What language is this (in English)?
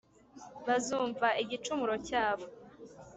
Kinyarwanda